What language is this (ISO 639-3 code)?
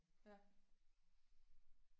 dan